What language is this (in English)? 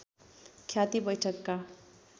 Nepali